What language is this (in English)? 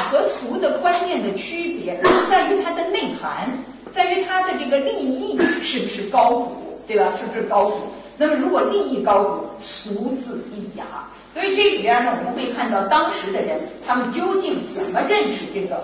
Chinese